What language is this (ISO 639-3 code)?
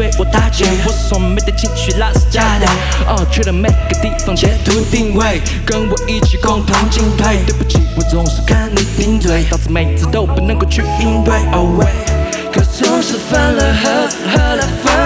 zho